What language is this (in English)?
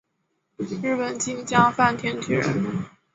Chinese